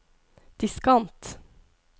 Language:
Norwegian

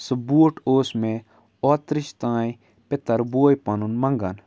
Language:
Kashmiri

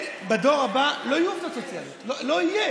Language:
Hebrew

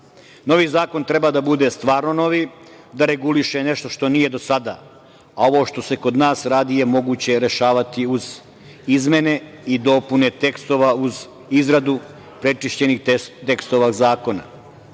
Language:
Serbian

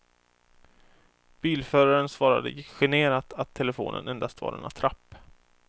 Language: Swedish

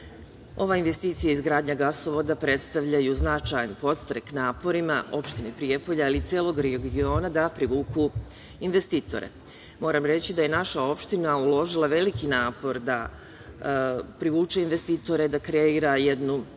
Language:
Serbian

